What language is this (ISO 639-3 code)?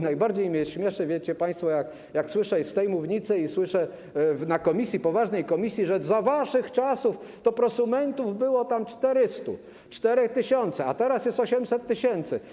pol